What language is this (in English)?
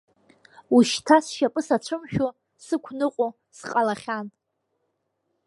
Abkhazian